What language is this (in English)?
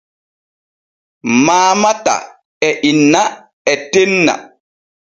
Borgu Fulfulde